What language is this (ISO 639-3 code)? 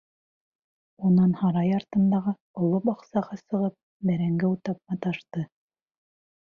bak